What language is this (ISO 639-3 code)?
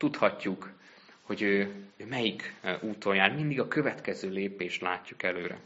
hun